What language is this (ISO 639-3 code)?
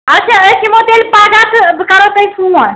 kas